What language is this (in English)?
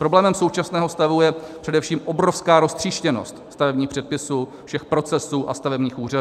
Czech